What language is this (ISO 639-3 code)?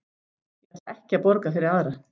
isl